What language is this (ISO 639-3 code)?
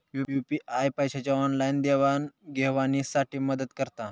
mar